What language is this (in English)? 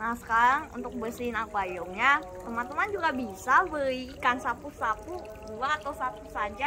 Indonesian